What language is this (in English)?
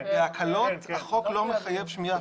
Hebrew